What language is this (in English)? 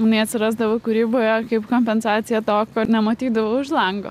Lithuanian